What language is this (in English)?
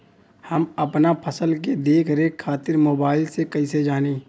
Bhojpuri